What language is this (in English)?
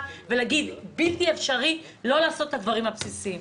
Hebrew